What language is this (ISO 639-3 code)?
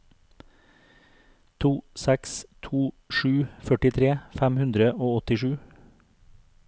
nor